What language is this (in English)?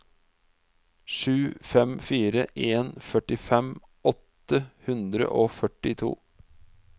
Norwegian